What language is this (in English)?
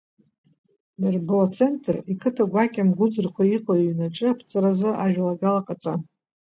Abkhazian